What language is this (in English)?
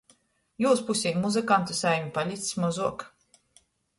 Latgalian